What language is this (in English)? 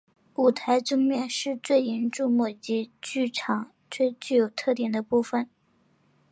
Chinese